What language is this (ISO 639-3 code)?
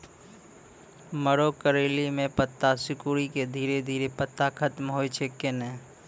mai